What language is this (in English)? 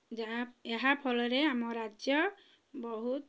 Odia